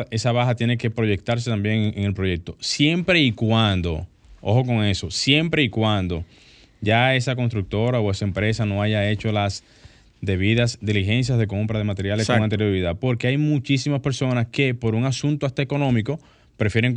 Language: Spanish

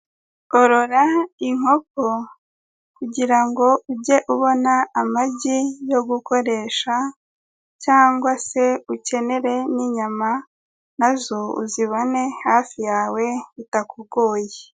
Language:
Kinyarwanda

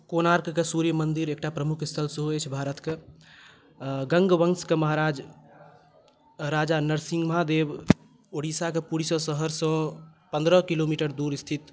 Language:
Maithili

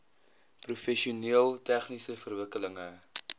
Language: Afrikaans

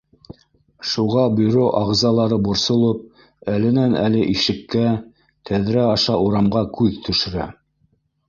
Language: Bashkir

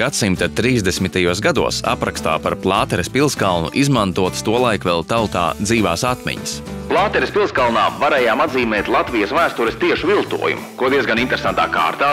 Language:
Latvian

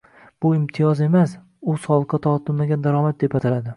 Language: Uzbek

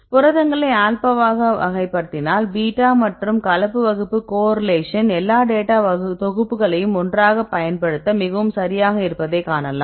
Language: Tamil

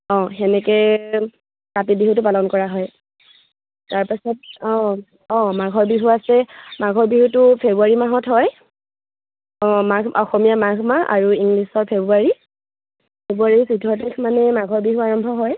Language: Assamese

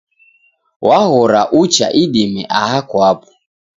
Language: Taita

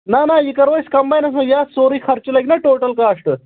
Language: Kashmiri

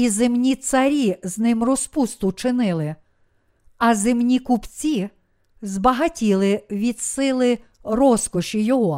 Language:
Ukrainian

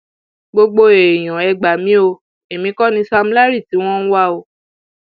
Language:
Yoruba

